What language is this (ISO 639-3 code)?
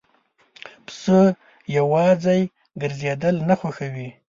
pus